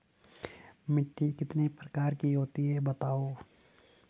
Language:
Hindi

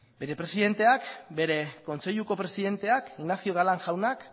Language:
Basque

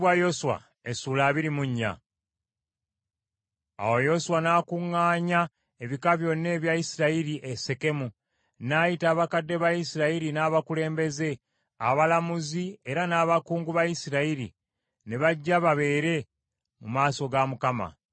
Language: Ganda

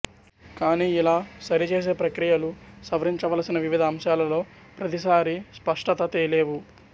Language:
Telugu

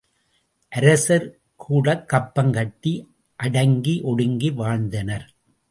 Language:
Tamil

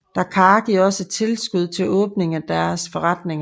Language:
Danish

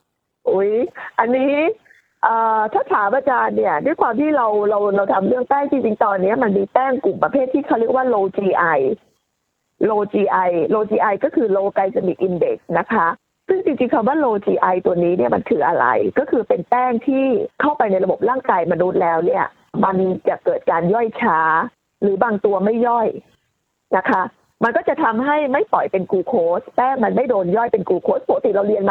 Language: Thai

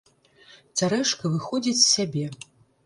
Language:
Belarusian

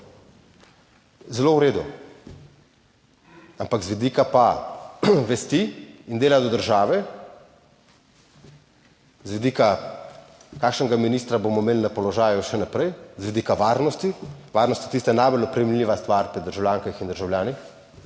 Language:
Slovenian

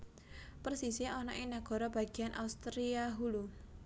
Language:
Javanese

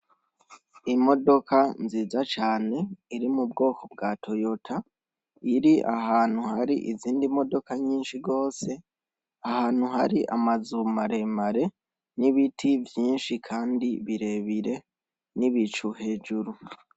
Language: Rundi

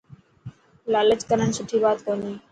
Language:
Dhatki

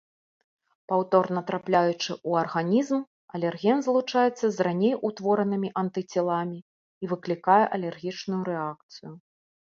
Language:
Belarusian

